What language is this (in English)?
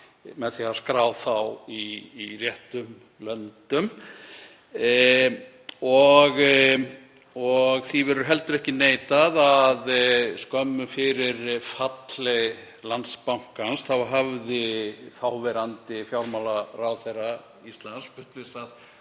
Icelandic